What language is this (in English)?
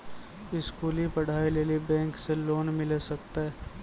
Maithili